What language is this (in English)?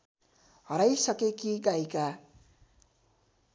Nepali